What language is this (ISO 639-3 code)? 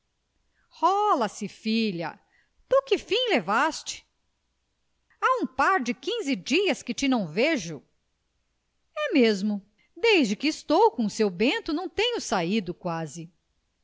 por